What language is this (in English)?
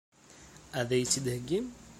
Kabyle